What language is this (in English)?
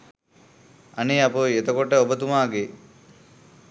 Sinhala